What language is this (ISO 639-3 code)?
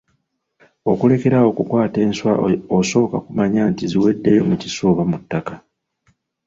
lug